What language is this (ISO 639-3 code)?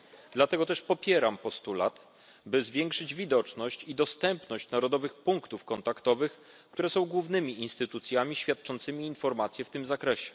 pol